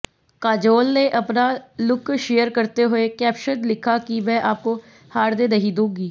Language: Hindi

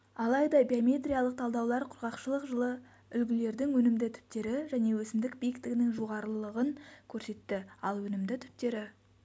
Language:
Kazakh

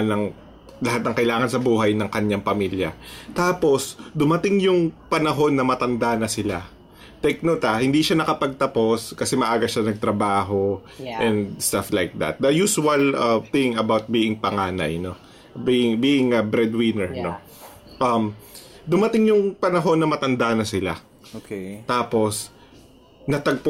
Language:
Filipino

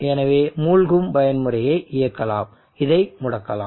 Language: Tamil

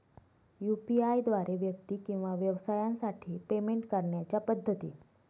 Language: Marathi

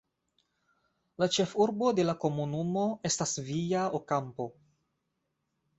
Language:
Esperanto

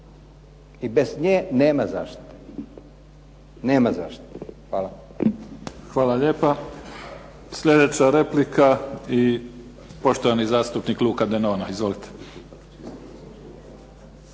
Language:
Croatian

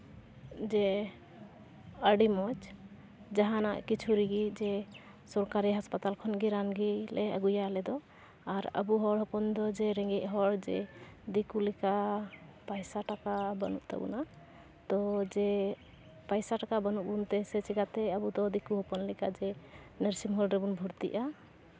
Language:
Santali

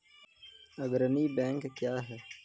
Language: Maithili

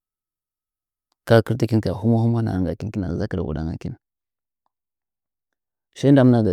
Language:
Nzanyi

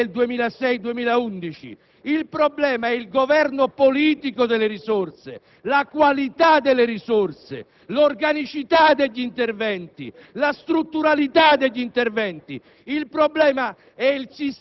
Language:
Italian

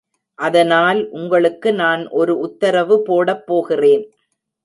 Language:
Tamil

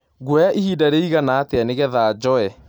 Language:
Kikuyu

